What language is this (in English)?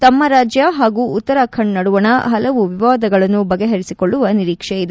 Kannada